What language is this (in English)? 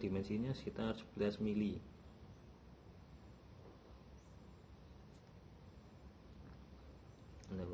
Indonesian